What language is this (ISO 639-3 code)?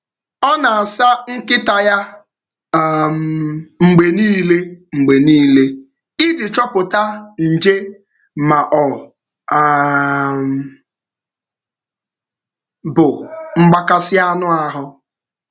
ibo